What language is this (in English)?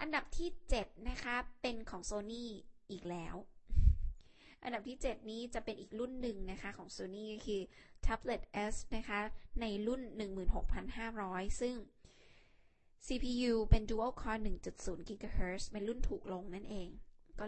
Thai